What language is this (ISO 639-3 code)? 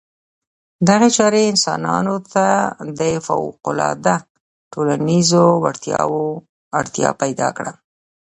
pus